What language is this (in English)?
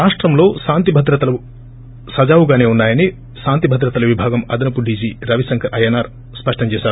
Telugu